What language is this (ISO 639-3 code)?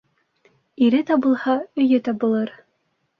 bak